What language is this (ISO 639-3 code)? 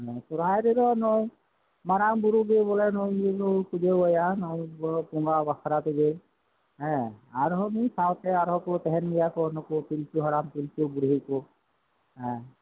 sat